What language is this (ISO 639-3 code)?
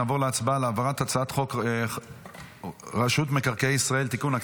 heb